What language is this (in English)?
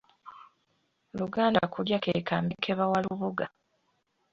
Ganda